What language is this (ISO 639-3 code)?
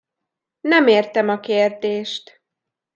hun